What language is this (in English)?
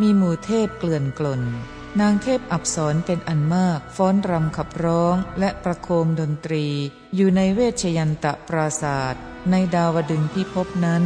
Thai